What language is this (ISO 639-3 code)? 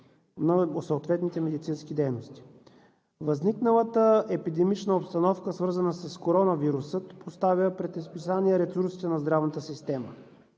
bul